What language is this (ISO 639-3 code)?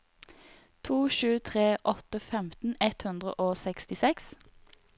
nor